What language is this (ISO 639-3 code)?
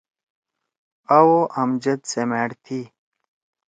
trw